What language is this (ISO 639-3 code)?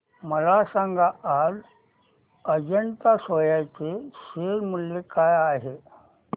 mar